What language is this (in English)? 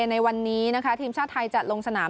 Thai